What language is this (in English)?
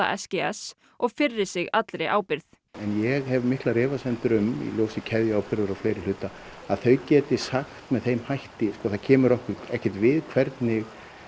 Icelandic